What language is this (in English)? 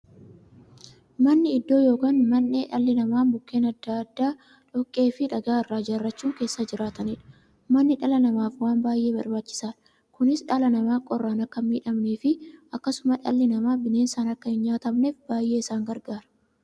Oromo